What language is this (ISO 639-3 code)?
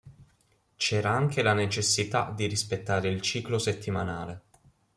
ita